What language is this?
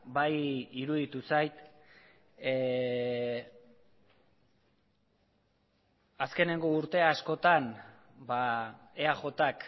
Basque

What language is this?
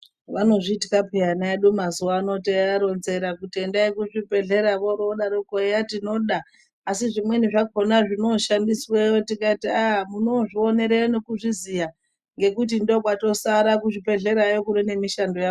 Ndau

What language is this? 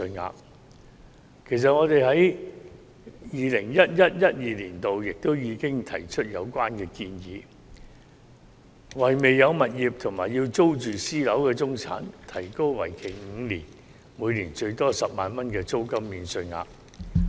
Cantonese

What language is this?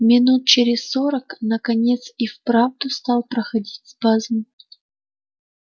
Russian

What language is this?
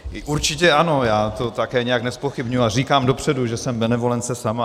Czech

